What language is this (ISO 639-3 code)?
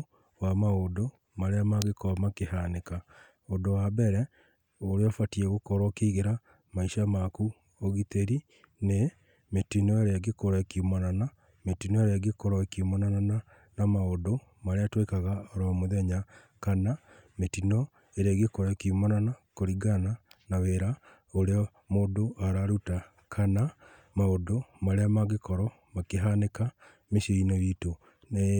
kik